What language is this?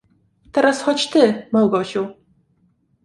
Polish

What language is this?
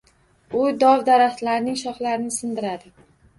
Uzbek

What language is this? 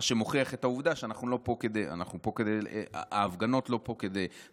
Hebrew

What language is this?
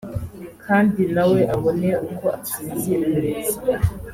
Kinyarwanda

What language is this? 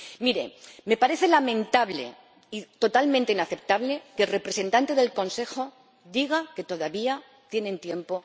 Spanish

